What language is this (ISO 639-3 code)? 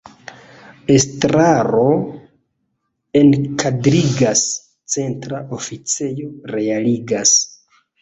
epo